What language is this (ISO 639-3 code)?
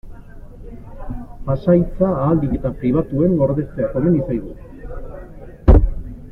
eus